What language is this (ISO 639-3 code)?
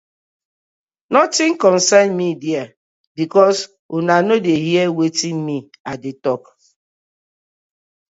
pcm